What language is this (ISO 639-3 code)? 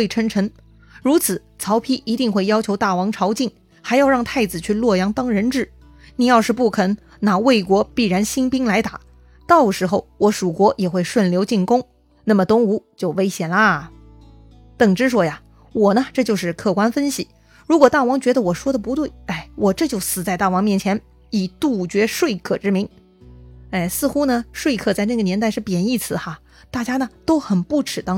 zho